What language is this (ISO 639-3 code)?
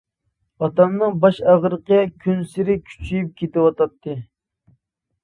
uig